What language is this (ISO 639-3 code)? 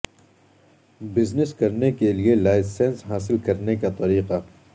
urd